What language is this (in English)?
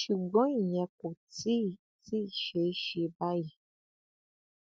Yoruba